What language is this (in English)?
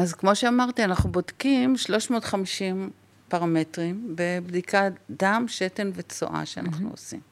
Hebrew